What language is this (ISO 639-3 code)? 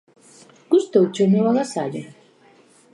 glg